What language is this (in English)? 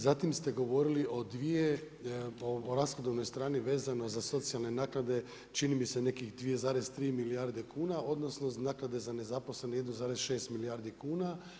Croatian